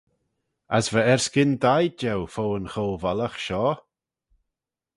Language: Manx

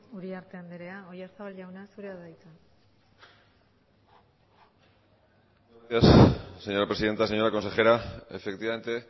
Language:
Basque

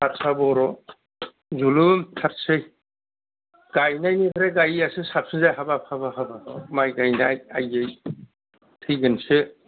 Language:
Bodo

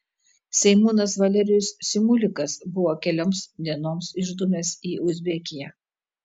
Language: Lithuanian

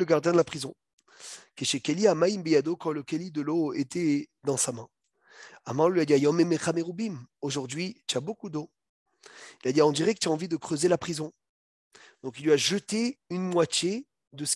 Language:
French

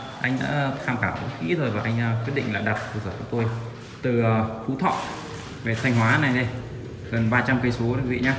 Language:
Vietnamese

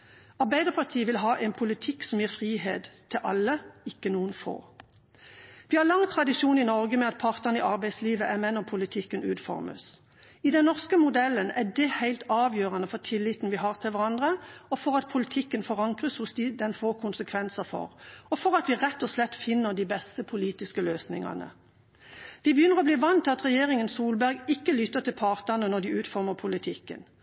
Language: Norwegian Bokmål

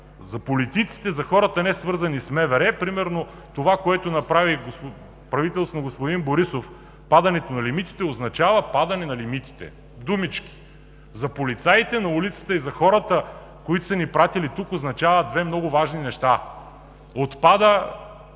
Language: Bulgarian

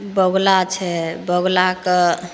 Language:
Maithili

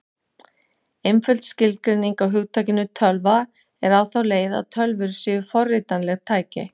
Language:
Icelandic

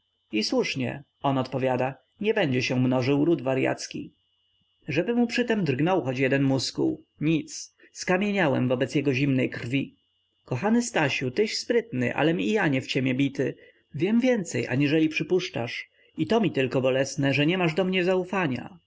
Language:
Polish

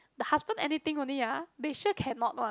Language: English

